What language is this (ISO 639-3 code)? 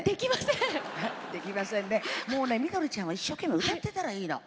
jpn